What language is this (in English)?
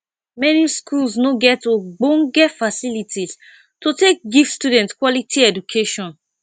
Nigerian Pidgin